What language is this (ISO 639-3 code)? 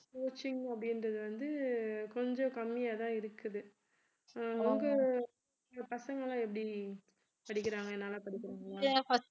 tam